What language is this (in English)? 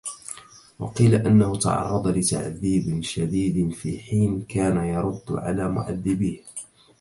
Arabic